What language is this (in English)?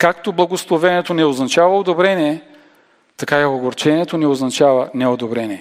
Bulgarian